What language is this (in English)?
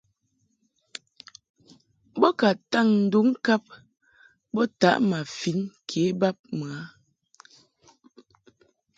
Mungaka